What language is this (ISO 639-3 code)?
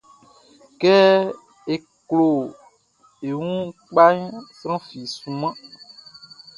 bci